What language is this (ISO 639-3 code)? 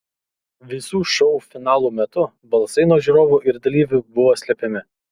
lit